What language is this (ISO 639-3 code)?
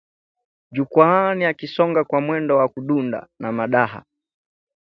swa